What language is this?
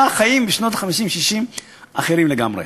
Hebrew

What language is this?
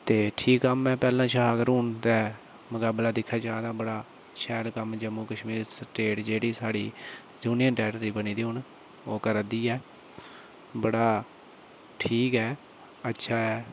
Dogri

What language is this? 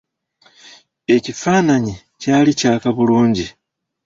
Ganda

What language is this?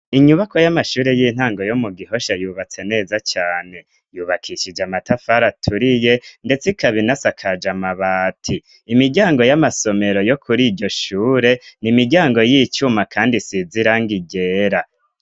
Rundi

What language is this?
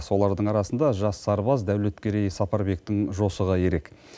Kazakh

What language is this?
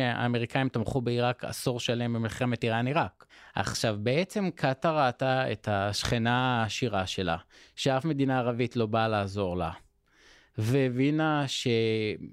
Hebrew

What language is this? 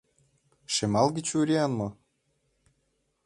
Mari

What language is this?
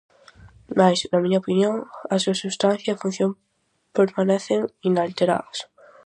Galician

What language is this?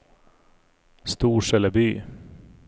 Swedish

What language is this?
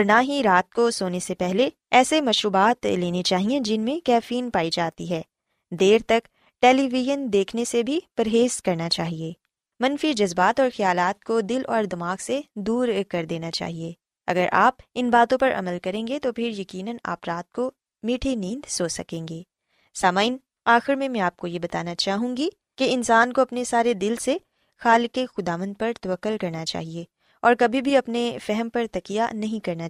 Urdu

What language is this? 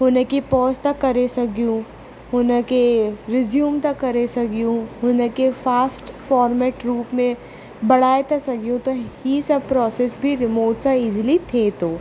Sindhi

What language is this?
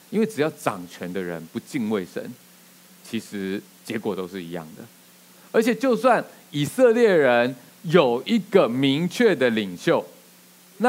Chinese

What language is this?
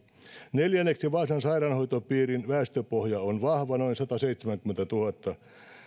Finnish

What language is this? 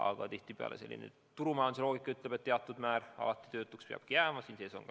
Estonian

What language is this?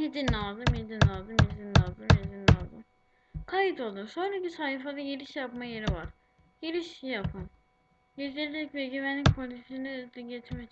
Turkish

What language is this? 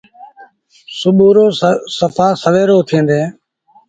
Sindhi Bhil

